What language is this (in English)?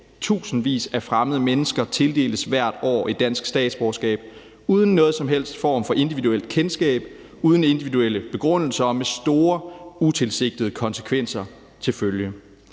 Danish